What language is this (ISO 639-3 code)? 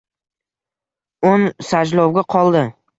uzb